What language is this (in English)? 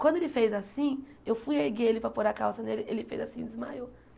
Portuguese